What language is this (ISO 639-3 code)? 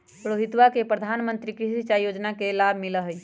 mag